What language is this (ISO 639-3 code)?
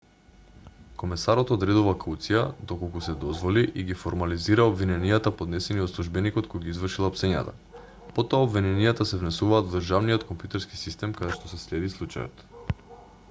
mkd